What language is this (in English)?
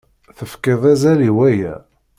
Kabyle